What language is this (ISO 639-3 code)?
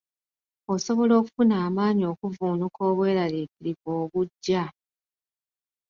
lug